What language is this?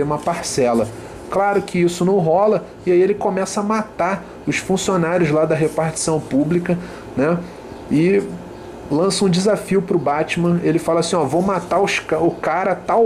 Portuguese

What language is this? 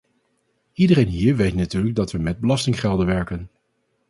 Dutch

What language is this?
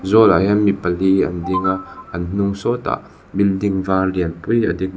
Mizo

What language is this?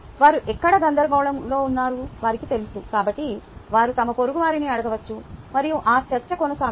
Telugu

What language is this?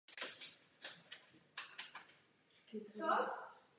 Czech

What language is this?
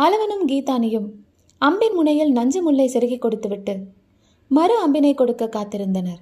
Tamil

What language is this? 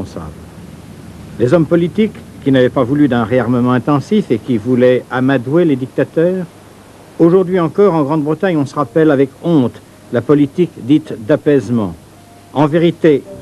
French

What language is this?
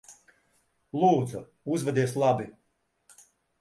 Latvian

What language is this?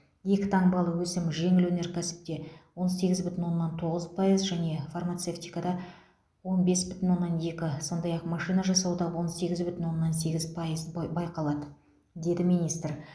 Kazakh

